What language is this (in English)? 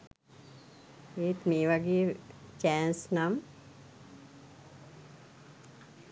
Sinhala